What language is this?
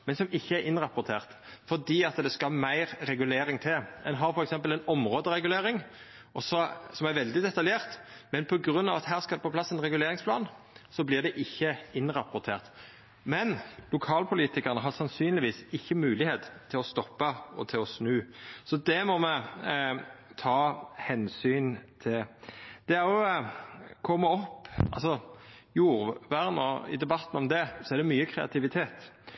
Norwegian Nynorsk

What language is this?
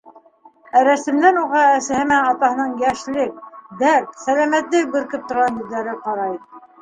Bashkir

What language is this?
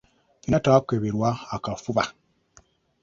Ganda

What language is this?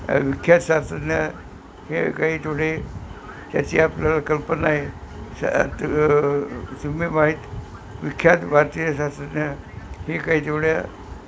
Marathi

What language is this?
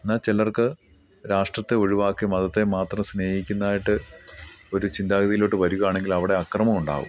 Malayalam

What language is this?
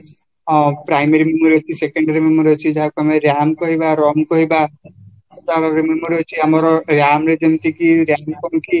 Odia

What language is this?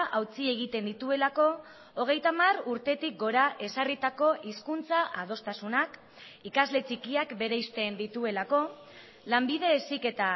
Basque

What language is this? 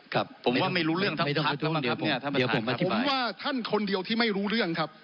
Thai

